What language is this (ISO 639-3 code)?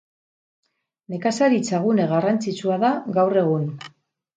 eus